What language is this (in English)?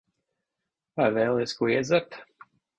Latvian